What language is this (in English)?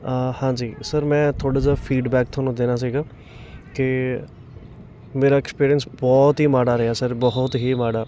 Punjabi